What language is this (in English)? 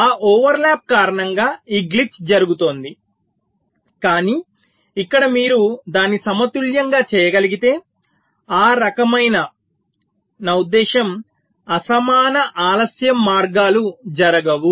Telugu